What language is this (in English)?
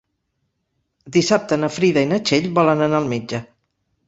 Catalan